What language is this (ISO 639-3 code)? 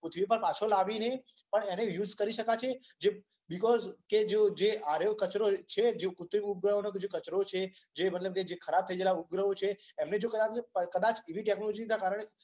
guj